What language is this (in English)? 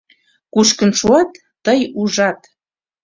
Mari